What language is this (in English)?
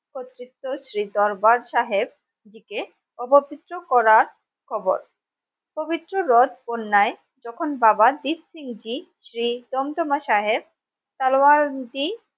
Bangla